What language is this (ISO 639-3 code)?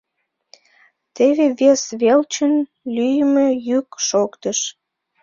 chm